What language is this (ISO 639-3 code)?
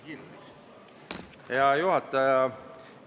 est